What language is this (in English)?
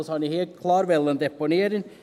Swiss German